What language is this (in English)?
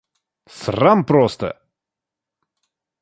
Russian